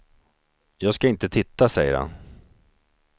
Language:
Swedish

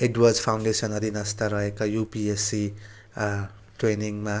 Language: Nepali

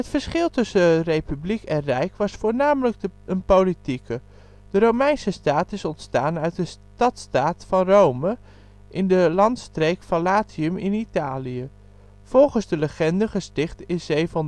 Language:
Dutch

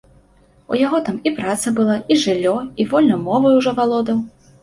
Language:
Belarusian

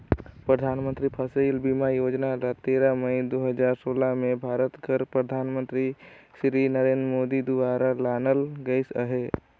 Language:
Chhattisgarhi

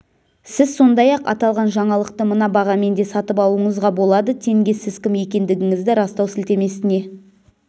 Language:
Kazakh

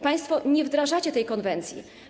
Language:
Polish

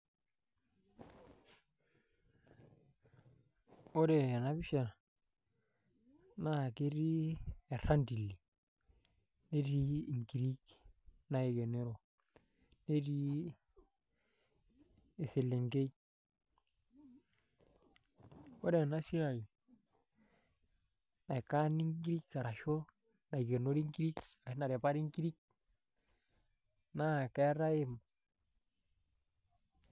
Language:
Masai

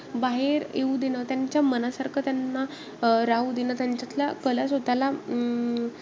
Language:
Marathi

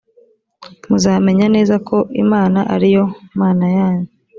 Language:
Kinyarwanda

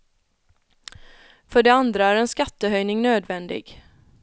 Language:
Swedish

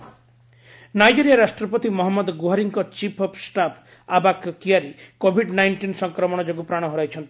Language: Odia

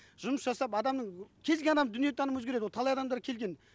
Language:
Kazakh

